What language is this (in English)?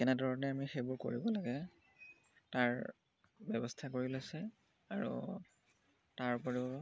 Assamese